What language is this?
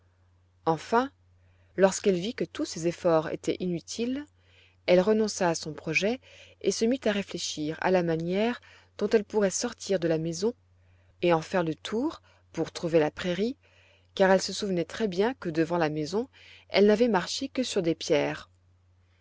French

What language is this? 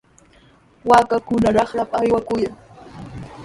Sihuas Ancash Quechua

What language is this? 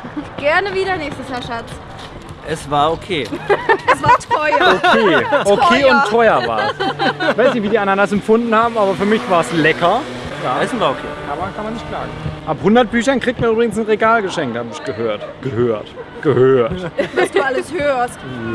German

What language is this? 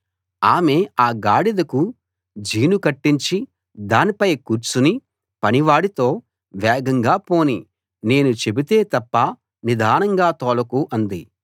Telugu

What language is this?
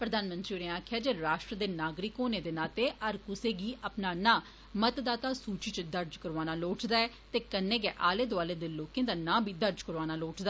Dogri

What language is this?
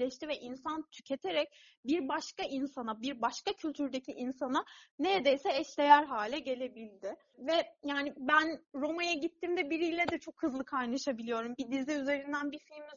Turkish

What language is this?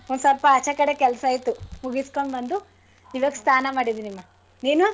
Kannada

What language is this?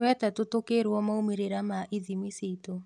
Kikuyu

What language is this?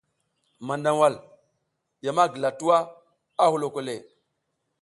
South Giziga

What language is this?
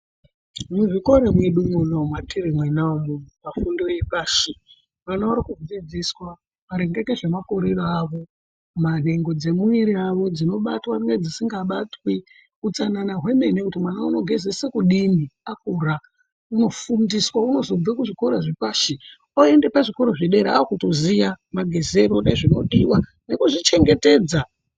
Ndau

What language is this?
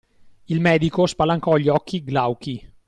Italian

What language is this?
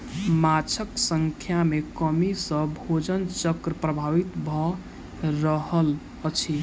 Maithili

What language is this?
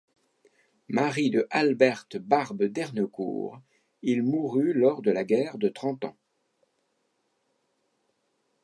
French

